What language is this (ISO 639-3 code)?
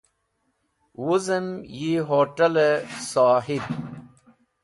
wbl